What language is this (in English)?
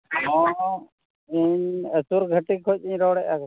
Santali